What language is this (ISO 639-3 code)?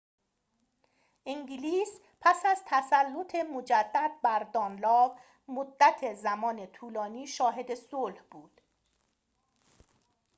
fas